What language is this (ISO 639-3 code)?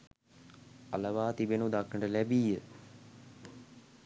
sin